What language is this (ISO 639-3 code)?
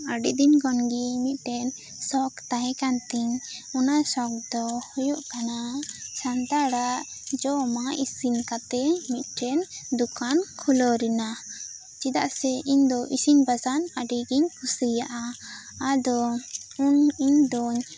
sat